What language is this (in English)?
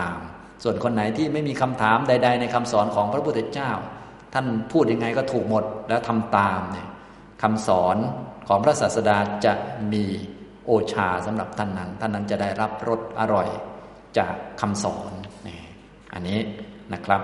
Thai